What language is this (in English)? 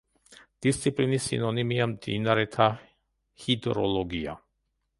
Georgian